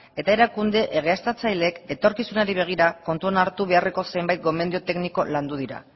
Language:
Basque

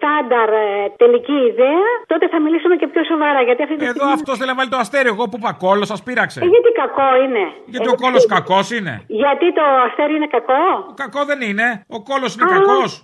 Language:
Greek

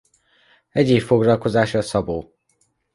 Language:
Hungarian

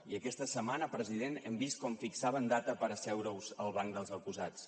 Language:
Catalan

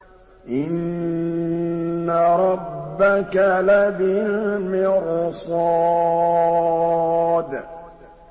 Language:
Arabic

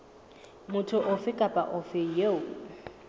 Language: Southern Sotho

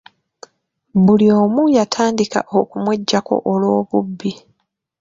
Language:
Ganda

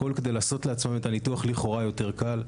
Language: Hebrew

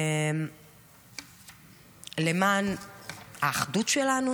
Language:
Hebrew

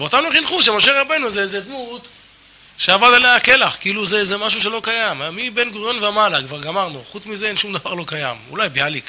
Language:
Hebrew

